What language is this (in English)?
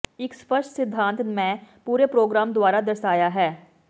Punjabi